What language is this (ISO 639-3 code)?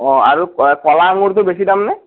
asm